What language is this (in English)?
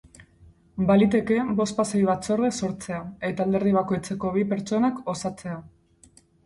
Basque